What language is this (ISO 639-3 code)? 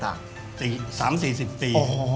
tha